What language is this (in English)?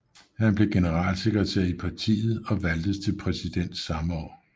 Danish